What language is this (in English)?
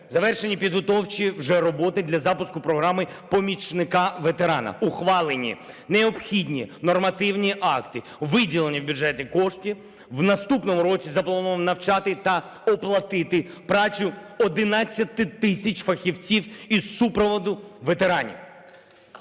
Ukrainian